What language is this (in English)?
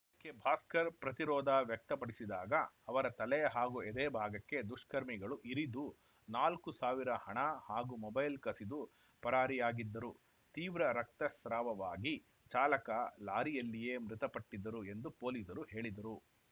Kannada